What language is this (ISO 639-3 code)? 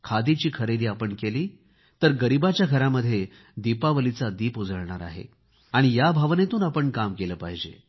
mar